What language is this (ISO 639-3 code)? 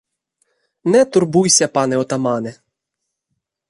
ukr